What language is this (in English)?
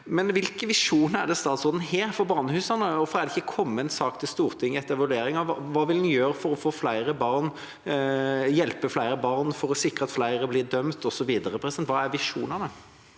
Norwegian